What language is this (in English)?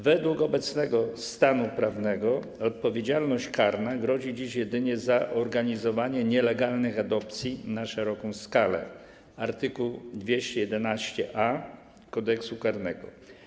Polish